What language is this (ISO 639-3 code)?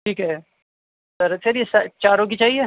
urd